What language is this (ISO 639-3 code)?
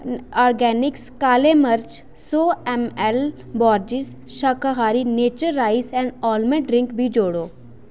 doi